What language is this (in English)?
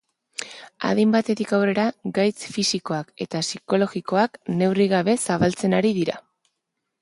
Basque